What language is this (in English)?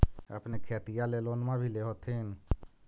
Magahi